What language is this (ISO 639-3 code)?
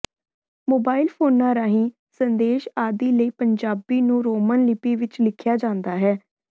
pan